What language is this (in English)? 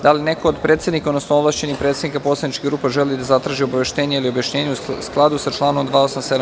Serbian